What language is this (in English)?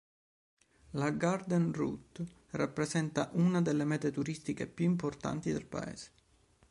Italian